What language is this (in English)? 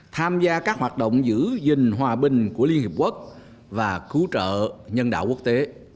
Vietnamese